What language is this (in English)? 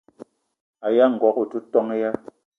Eton (Cameroon)